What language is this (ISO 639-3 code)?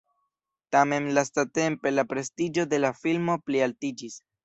epo